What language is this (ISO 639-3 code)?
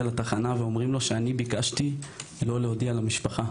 heb